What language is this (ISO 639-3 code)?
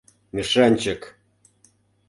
chm